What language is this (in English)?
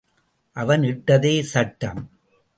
Tamil